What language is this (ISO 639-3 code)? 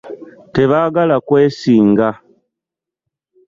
lug